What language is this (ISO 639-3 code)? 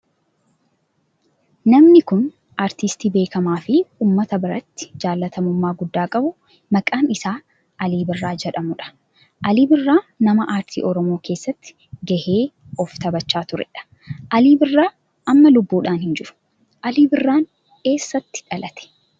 orm